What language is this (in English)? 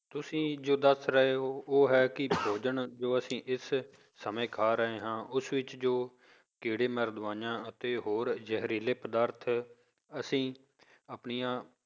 Punjabi